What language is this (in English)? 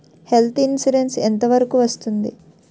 Telugu